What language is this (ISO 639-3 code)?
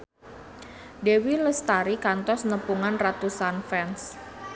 sun